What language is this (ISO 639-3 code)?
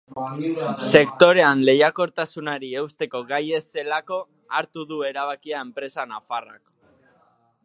eus